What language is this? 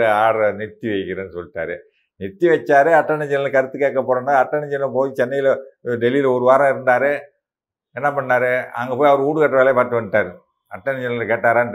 Tamil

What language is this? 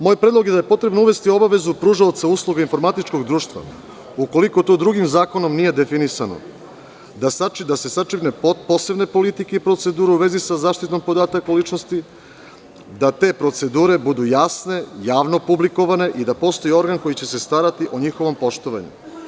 Serbian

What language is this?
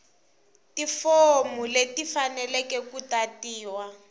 Tsonga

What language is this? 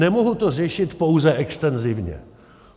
Czech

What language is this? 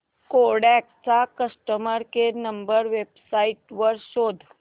Marathi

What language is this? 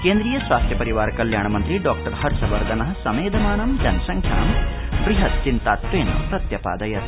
Sanskrit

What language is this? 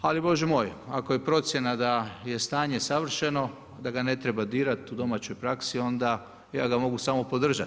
Croatian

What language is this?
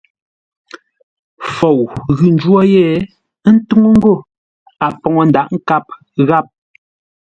Ngombale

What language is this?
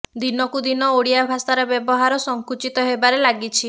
Odia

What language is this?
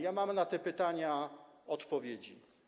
Polish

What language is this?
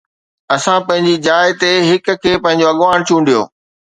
Sindhi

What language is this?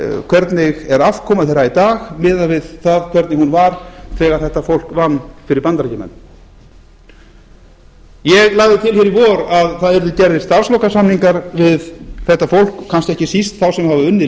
Icelandic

